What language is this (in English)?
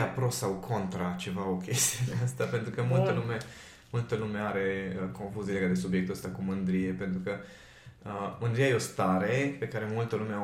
Romanian